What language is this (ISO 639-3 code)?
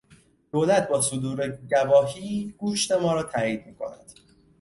fas